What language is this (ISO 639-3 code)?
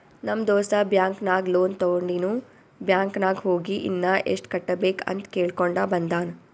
kan